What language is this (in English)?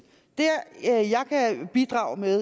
Danish